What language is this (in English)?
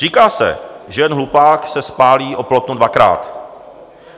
Czech